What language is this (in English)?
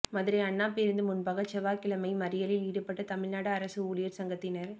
Tamil